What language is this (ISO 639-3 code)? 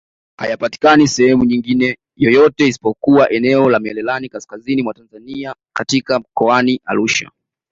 swa